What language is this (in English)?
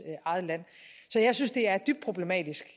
Danish